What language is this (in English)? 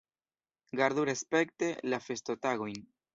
Esperanto